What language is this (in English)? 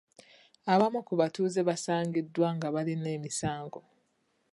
Ganda